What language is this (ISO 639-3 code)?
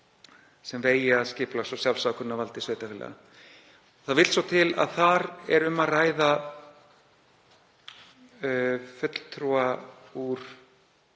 isl